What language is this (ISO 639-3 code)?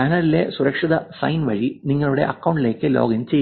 mal